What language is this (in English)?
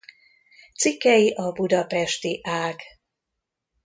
Hungarian